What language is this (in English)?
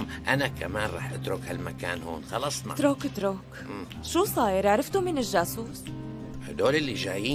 Arabic